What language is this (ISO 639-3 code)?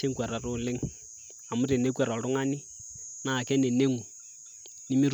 mas